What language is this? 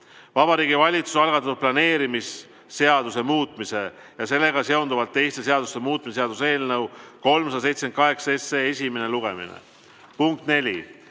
Estonian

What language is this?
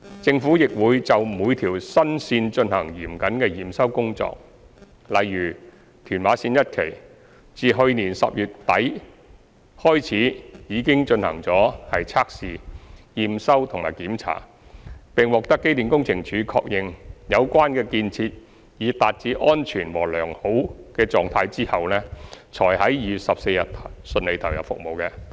Cantonese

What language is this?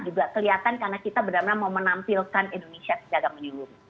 Indonesian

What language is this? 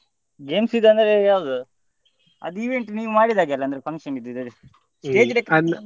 Kannada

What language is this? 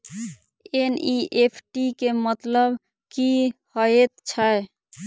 Maithili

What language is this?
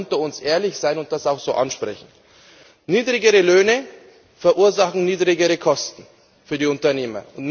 German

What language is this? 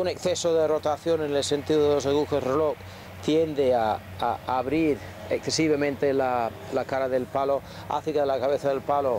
Spanish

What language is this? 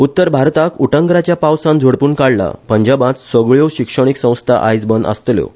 Konkani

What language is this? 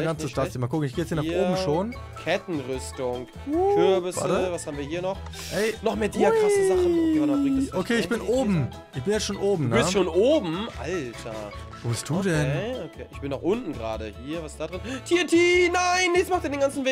German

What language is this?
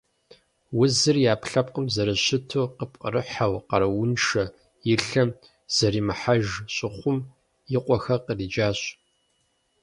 Kabardian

